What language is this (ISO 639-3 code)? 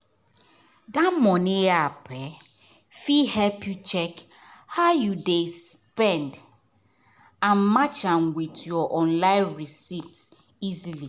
pcm